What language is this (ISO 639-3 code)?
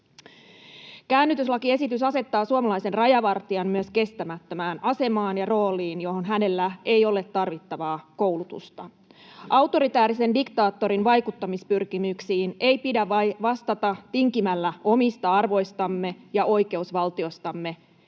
fin